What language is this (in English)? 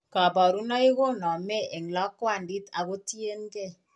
Kalenjin